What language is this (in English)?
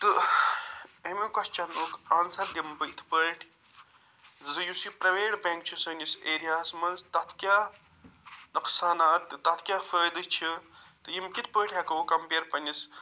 Kashmiri